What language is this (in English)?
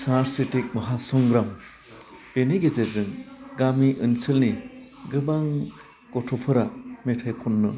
Bodo